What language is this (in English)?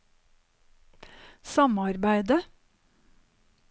Norwegian